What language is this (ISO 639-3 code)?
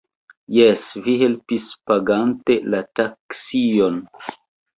epo